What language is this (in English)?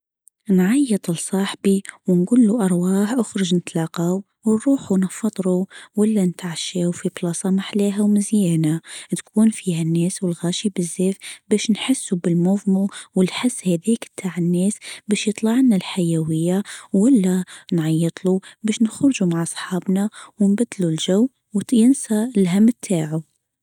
Tunisian Arabic